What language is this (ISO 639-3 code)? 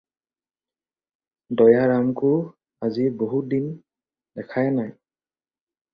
asm